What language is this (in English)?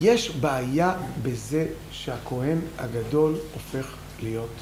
Hebrew